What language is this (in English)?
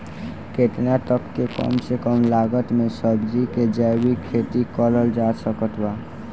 Bhojpuri